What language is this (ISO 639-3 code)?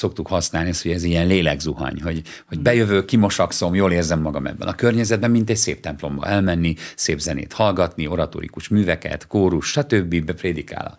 hun